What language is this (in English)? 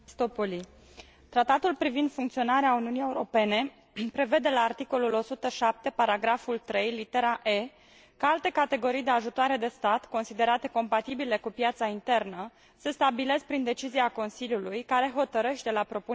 Romanian